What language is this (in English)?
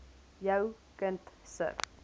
Afrikaans